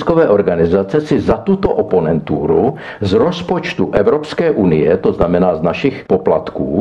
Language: Czech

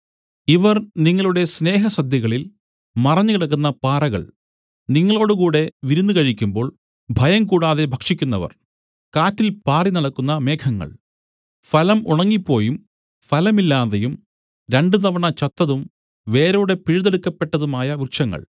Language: Malayalam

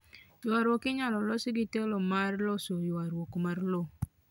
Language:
Luo (Kenya and Tanzania)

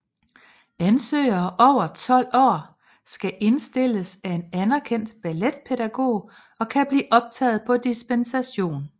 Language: Danish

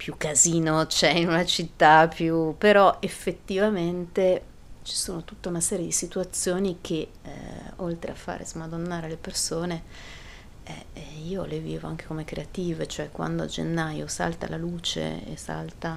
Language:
Italian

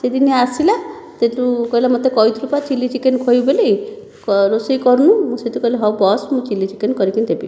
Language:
Odia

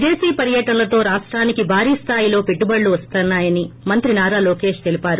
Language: Telugu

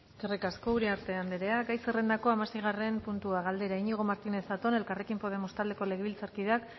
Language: Basque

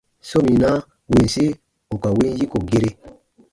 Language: Baatonum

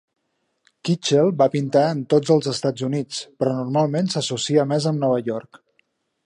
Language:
Catalan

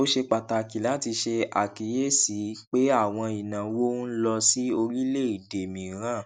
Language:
Yoruba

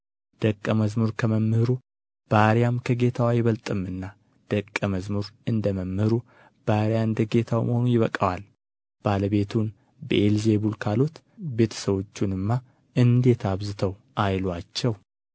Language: Amharic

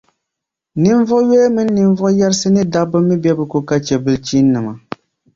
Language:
Dagbani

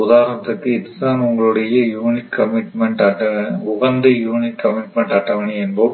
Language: Tamil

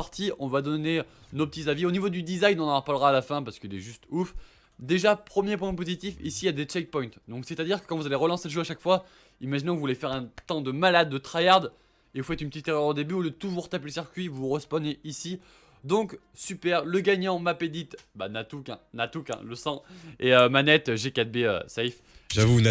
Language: French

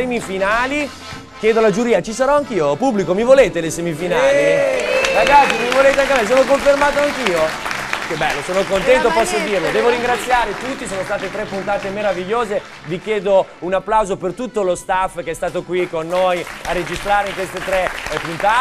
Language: Italian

